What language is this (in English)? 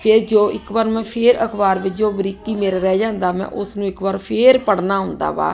Punjabi